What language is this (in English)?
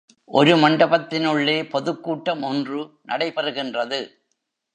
Tamil